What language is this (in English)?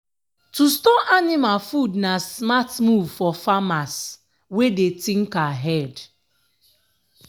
Nigerian Pidgin